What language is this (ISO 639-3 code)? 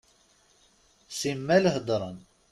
kab